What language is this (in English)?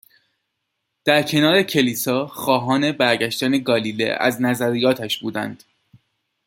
Persian